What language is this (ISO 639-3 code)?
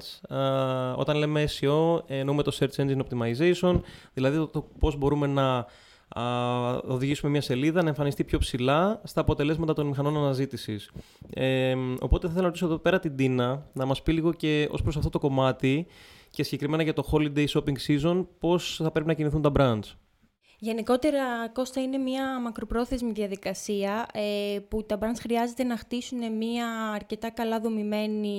ell